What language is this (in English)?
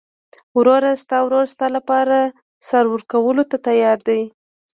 Pashto